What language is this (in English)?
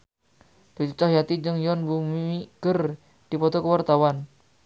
Sundanese